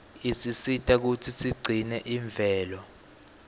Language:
Swati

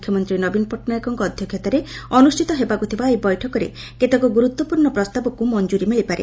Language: Odia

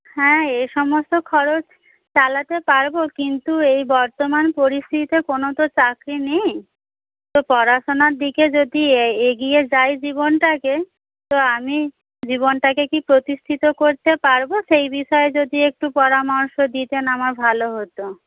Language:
Bangla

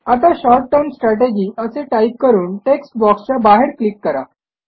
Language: Marathi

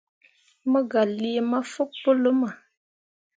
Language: Mundang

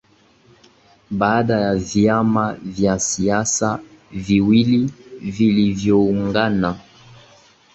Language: Swahili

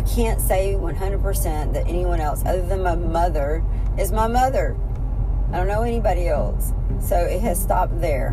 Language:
English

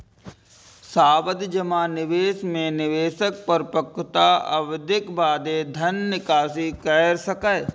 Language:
Maithili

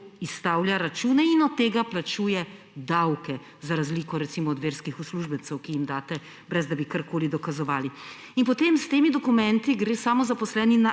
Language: Slovenian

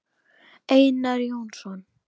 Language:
Icelandic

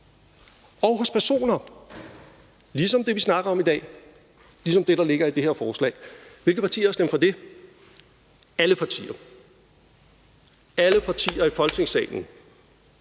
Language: Danish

